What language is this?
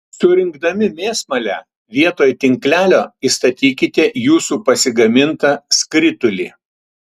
Lithuanian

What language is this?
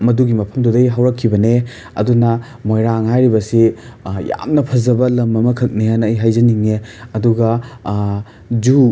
Manipuri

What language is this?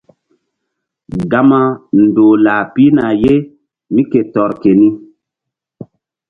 Mbum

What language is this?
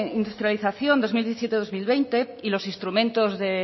Spanish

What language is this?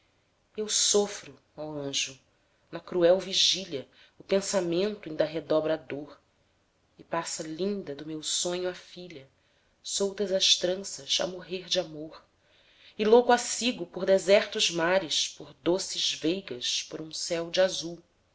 Portuguese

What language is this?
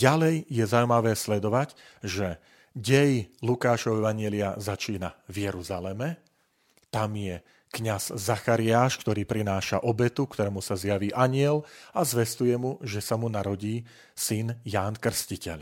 Slovak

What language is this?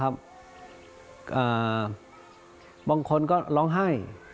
Thai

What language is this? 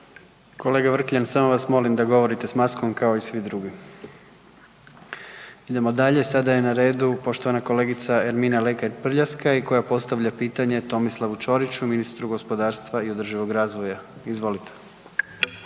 Croatian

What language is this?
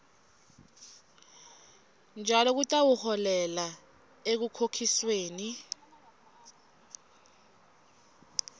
Swati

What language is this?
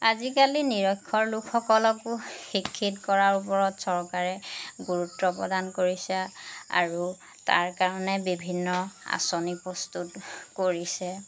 Assamese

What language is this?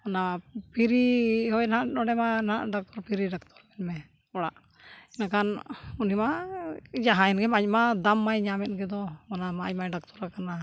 Santali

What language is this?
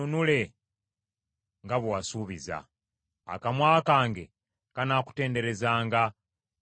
Ganda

